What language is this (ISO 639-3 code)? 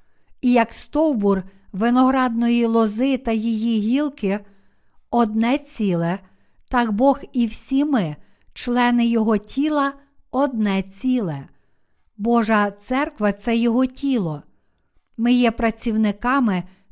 ukr